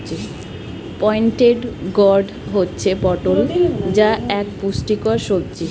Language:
Bangla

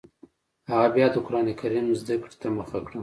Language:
Pashto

